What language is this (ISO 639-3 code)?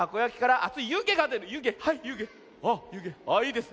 jpn